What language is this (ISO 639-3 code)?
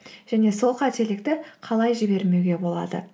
kaz